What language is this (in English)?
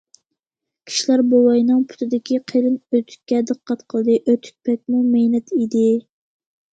Uyghur